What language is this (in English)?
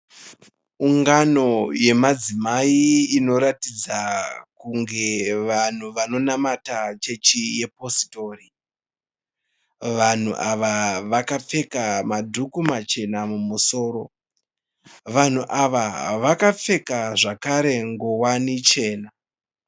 Shona